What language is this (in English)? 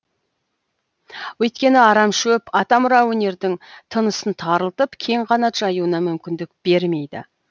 Kazakh